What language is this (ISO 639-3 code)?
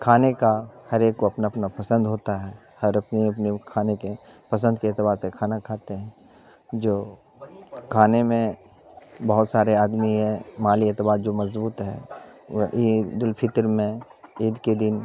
urd